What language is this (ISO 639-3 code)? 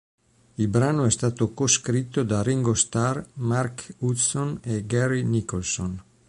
ita